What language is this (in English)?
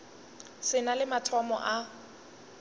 Northern Sotho